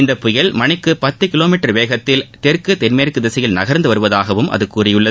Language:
Tamil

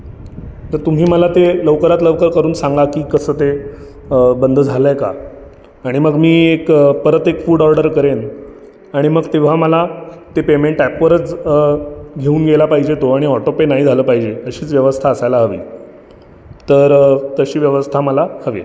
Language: Marathi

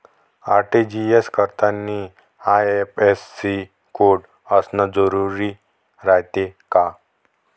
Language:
Marathi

